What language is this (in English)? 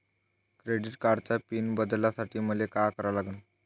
Marathi